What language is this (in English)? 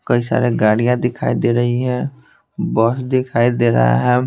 Hindi